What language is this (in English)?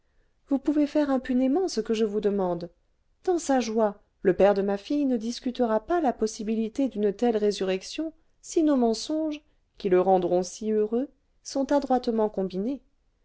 French